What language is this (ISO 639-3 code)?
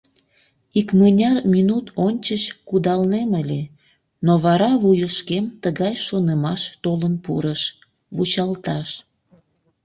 chm